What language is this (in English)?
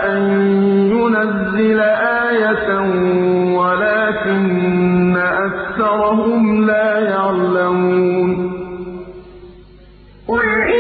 Arabic